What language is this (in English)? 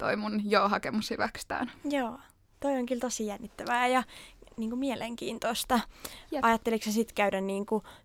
Finnish